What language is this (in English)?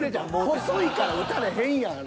Japanese